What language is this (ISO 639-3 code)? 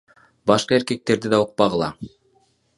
kir